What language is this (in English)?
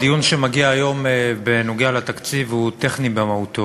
Hebrew